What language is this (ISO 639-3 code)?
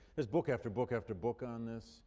eng